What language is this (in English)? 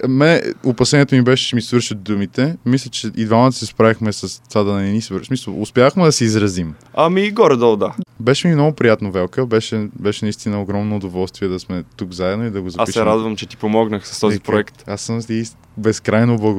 Bulgarian